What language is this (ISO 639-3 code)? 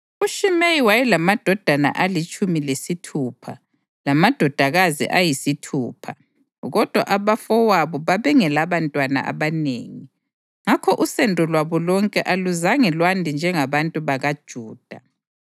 nde